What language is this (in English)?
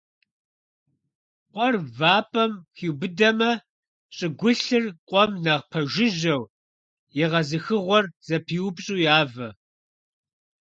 Kabardian